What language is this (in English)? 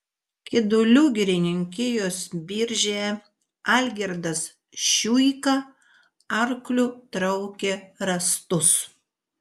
Lithuanian